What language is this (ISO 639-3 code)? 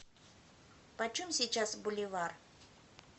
rus